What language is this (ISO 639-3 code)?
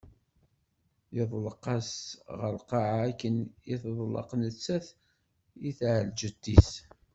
kab